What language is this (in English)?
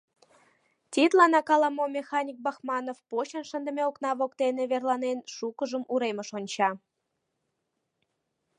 Mari